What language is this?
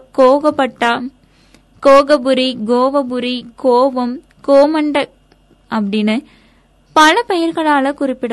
Tamil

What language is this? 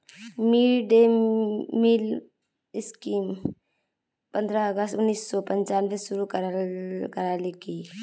Magahi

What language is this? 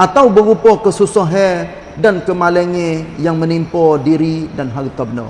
Malay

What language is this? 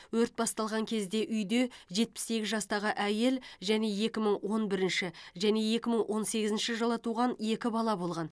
Kazakh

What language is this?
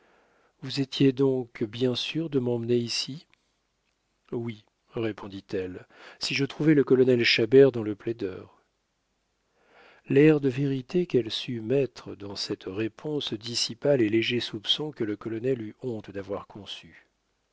French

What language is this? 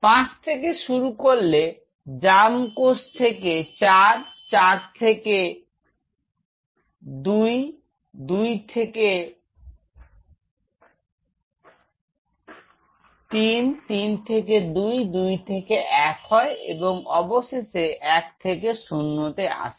Bangla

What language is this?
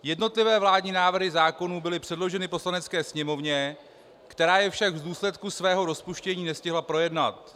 Czech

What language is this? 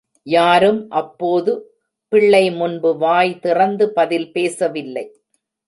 Tamil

